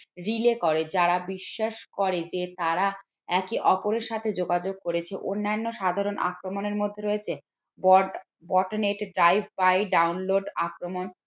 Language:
Bangla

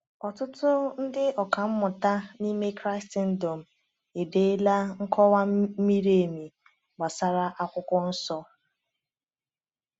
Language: Igbo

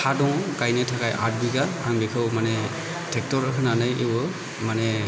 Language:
Bodo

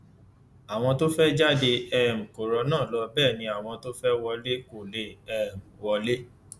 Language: Yoruba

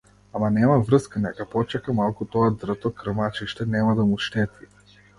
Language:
Macedonian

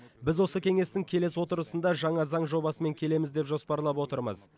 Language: Kazakh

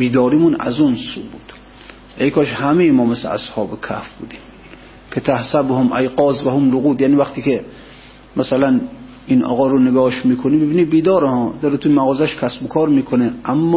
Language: Persian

